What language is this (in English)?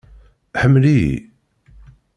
Kabyle